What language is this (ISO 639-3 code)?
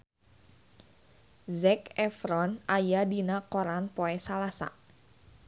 sun